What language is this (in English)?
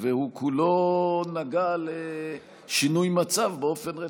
Hebrew